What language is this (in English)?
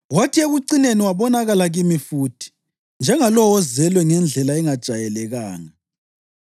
North Ndebele